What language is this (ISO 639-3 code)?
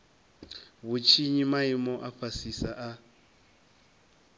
ven